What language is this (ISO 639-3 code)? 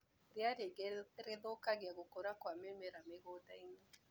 kik